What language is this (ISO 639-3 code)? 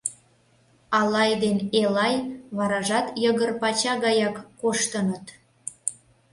chm